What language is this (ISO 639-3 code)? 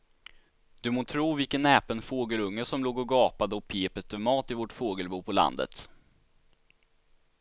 swe